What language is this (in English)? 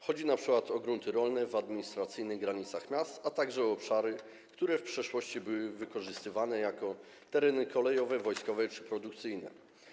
Polish